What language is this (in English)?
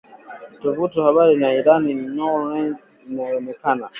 Swahili